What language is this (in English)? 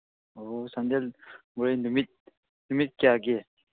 Manipuri